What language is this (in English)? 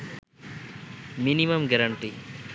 Bangla